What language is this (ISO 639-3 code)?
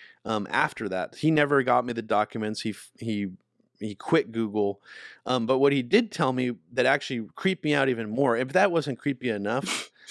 eng